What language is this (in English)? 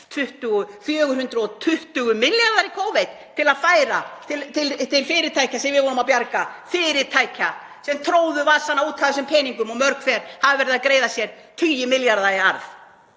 Icelandic